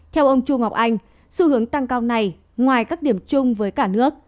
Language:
Vietnamese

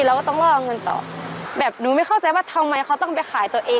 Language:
Thai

